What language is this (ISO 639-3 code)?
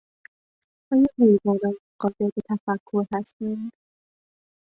fas